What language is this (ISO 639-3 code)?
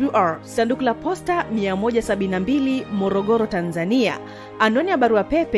swa